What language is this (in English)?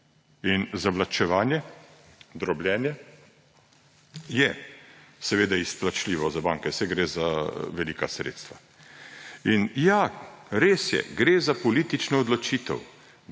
Slovenian